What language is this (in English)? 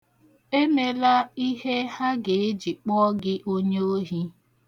Igbo